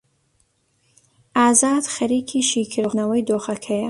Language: Central Kurdish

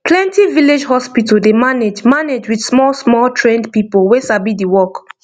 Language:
Nigerian Pidgin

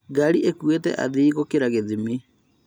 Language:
Kikuyu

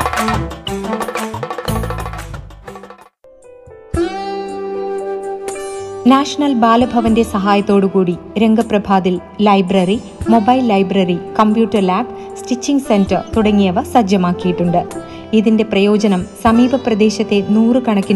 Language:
Malayalam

